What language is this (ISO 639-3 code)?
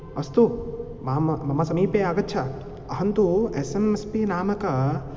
san